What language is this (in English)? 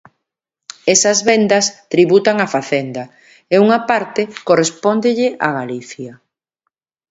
Galician